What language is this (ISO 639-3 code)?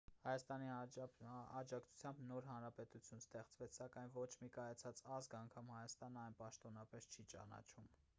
hye